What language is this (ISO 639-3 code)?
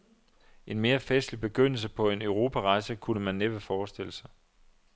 dan